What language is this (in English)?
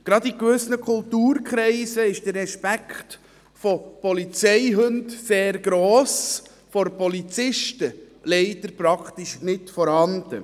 Swiss German